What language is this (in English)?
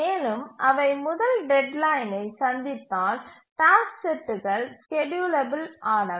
Tamil